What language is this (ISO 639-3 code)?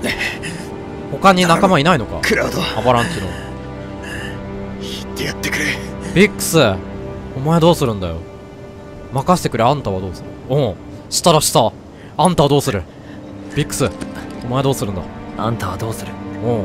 jpn